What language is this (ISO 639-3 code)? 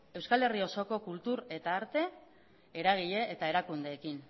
eus